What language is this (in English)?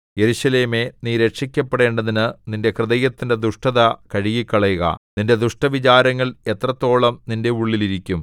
Malayalam